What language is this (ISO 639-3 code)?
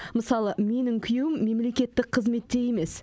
kaz